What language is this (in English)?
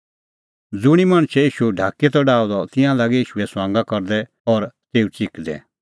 Kullu Pahari